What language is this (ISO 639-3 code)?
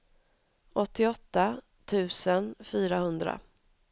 swe